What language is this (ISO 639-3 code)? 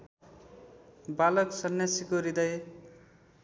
nep